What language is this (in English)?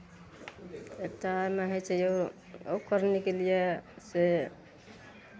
Maithili